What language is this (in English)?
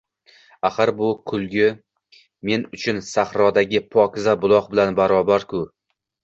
Uzbek